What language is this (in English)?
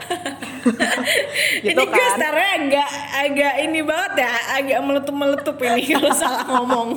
Indonesian